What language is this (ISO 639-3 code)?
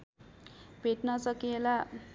nep